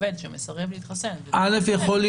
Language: Hebrew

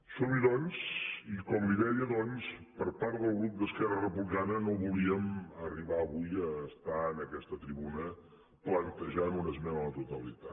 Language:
Catalan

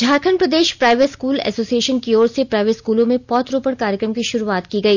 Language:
Hindi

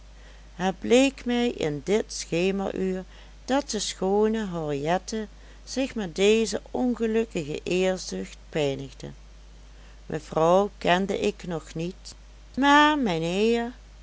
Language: Dutch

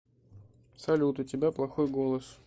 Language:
Russian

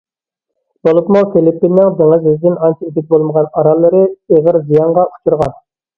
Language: Uyghur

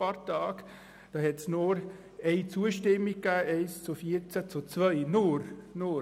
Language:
Swiss German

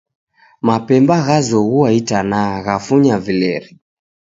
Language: Taita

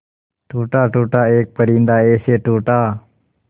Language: Hindi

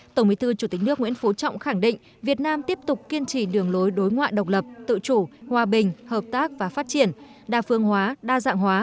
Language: Vietnamese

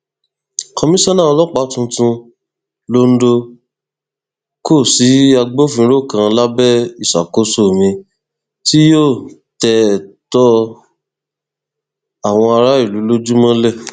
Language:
Yoruba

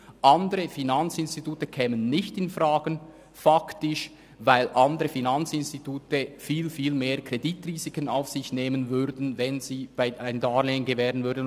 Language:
Swiss German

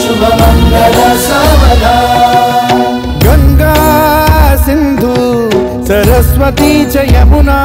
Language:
Romanian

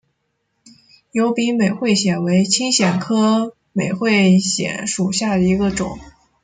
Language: Chinese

